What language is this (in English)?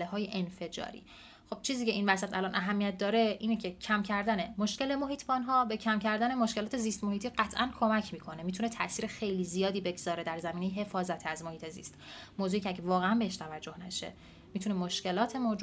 Persian